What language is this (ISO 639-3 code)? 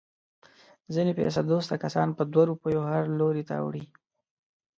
pus